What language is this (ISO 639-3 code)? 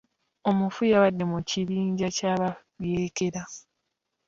lug